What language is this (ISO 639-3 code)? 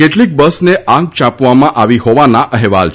guj